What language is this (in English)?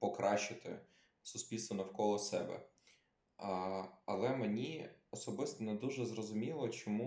Ukrainian